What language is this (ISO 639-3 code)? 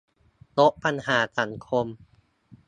tha